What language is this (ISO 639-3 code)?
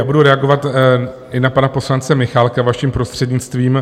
ces